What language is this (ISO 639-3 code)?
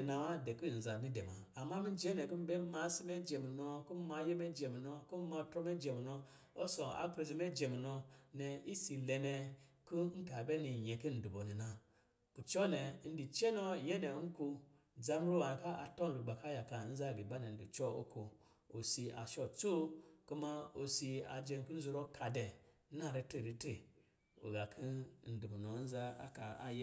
mgi